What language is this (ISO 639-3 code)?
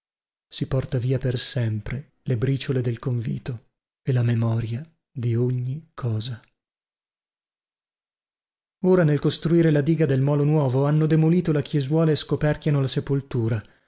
ita